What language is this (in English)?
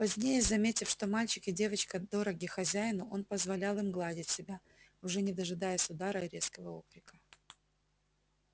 Russian